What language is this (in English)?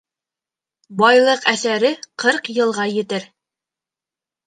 Bashkir